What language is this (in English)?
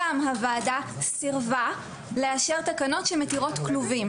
Hebrew